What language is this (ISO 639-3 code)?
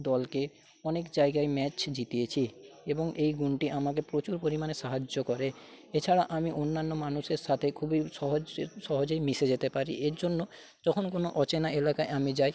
ben